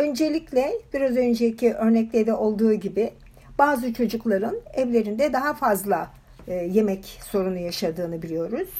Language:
Turkish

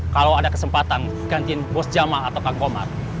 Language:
Indonesian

